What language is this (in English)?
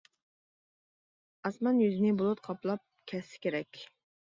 Uyghur